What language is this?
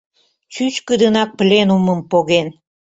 Mari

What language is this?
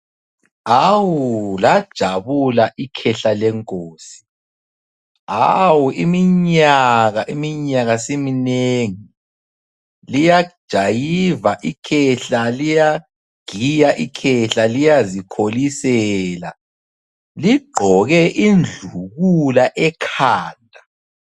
North Ndebele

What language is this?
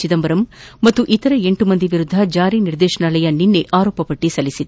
Kannada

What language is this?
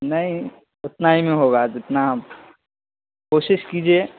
Urdu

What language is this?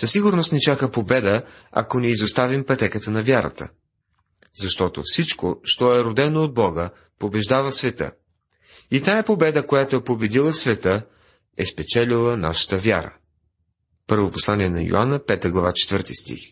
Bulgarian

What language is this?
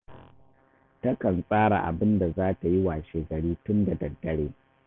Hausa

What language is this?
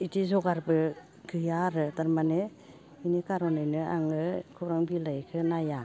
Bodo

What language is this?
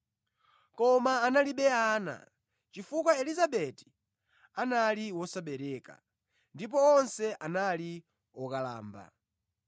Nyanja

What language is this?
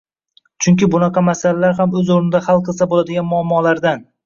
Uzbek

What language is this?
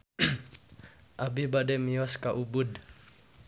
Sundanese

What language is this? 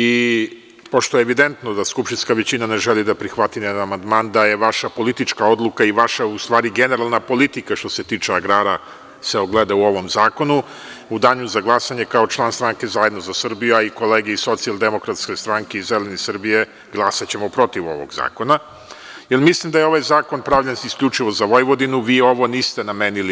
Serbian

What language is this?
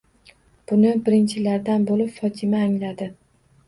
Uzbek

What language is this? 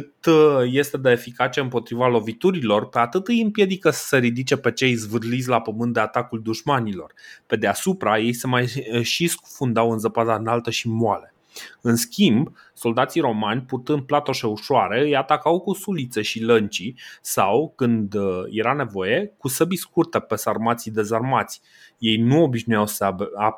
Romanian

